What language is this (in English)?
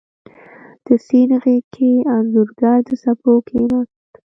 Pashto